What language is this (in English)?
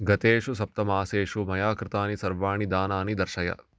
Sanskrit